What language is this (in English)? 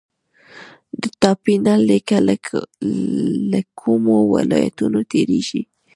Pashto